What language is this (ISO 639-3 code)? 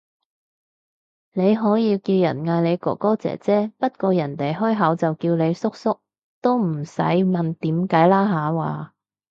yue